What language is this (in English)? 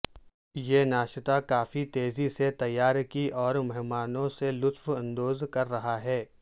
Urdu